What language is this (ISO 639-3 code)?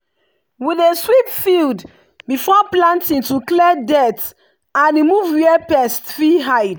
pcm